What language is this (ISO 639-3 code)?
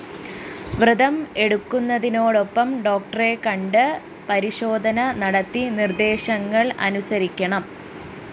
mal